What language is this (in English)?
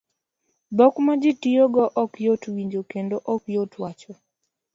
Luo (Kenya and Tanzania)